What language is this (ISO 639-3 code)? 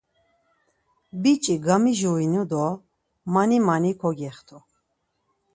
lzz